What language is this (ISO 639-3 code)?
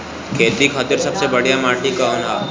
bho